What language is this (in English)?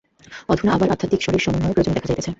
Bangla